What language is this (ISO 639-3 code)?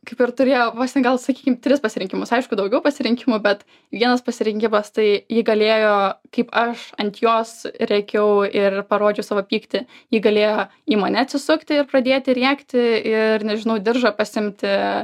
lit